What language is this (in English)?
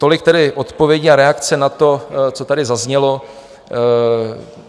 Czech